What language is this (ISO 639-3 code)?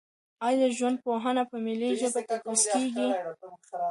pus